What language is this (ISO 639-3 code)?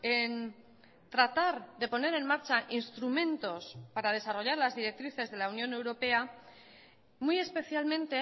spa